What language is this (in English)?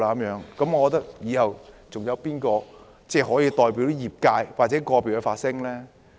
Cantonese